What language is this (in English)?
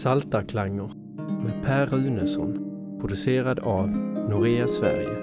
Swedish